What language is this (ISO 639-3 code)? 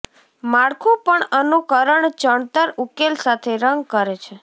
guj